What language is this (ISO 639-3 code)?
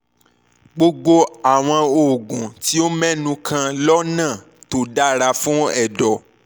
yor